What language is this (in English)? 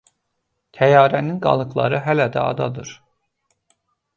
Azerbaijani